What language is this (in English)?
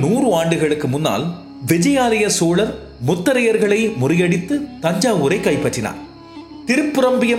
Tamil